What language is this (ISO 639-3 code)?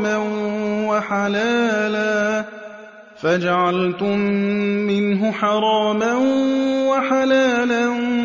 ara